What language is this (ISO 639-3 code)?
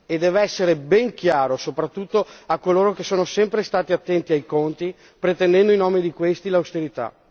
ita